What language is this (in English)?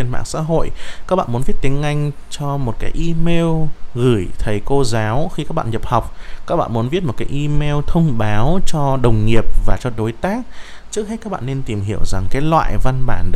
Vietnamese